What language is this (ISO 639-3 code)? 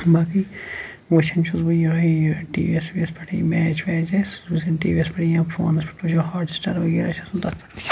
kas